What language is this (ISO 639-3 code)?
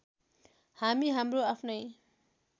nep